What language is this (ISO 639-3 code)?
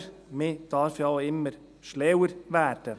gsw